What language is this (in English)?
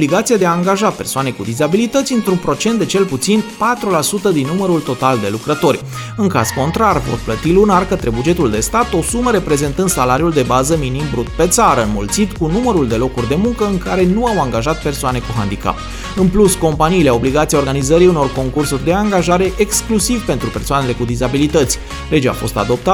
Romanian